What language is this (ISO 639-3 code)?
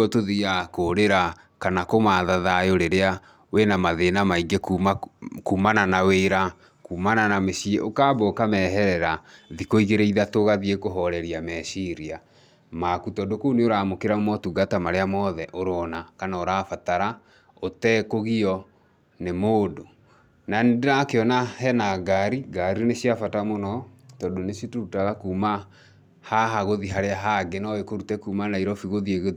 kik